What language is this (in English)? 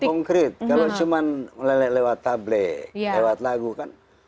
Indonesian